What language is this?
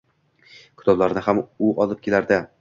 Uzbek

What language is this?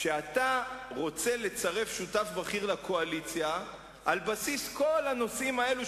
Hebrew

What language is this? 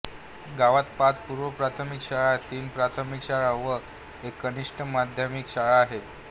Marathi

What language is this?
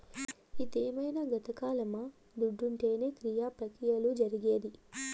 Telugu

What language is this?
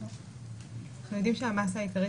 Hebrew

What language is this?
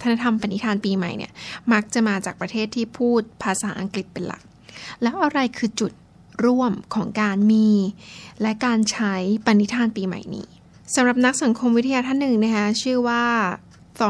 Thai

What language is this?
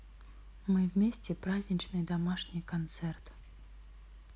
Russian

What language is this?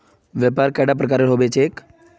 Magahi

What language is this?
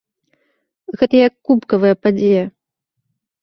Belarusian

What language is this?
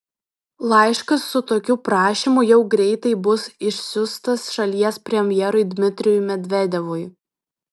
Lithuanian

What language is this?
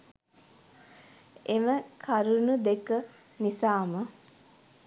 Sinhala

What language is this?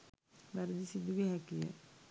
Sinhala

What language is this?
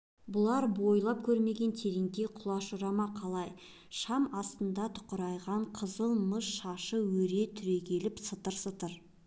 Kazakh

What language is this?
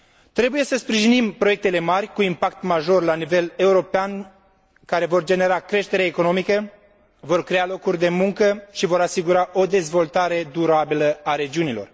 Romanian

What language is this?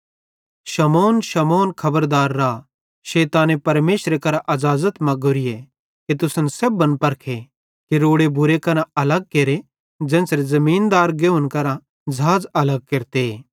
Bhadrawahi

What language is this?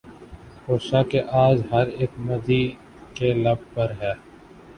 Urdu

